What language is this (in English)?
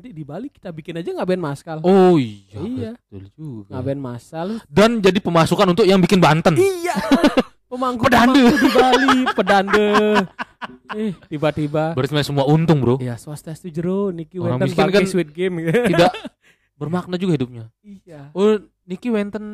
Indonesian